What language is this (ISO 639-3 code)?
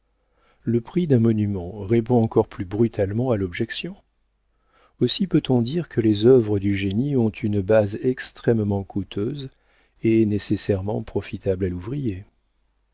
fra